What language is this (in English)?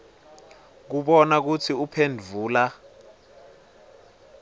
Swati